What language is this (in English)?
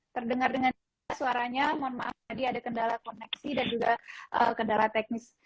Indonesian